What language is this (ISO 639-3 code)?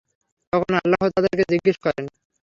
ben